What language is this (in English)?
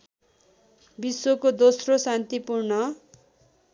Nepali